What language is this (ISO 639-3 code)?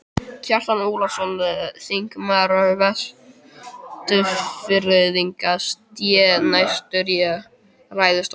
isl